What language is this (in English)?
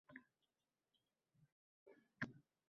Uzbek